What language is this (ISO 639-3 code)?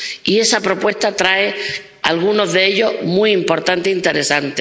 spa